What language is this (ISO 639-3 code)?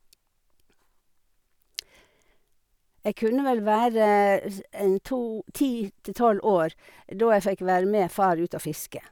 nor